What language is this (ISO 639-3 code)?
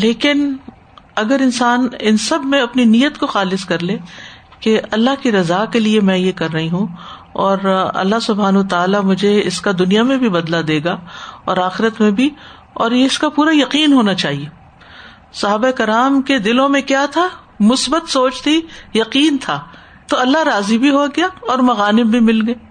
urd